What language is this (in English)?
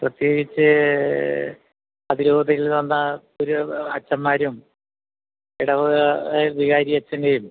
Malayalam